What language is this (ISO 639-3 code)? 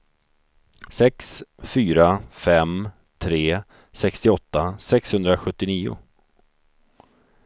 swe